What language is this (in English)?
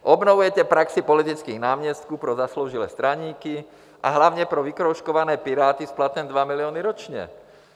Czech